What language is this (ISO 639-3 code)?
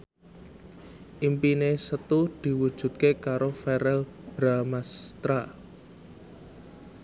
jav